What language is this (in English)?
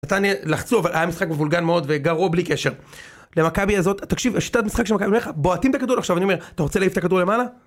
Hebrew